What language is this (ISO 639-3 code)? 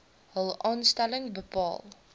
afr